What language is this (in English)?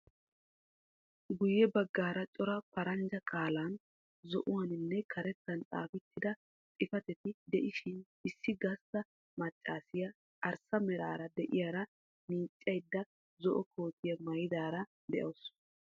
Wolaytta